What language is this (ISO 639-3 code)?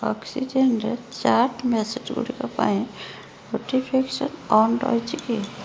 ori